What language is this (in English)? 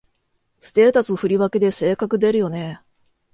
Japanese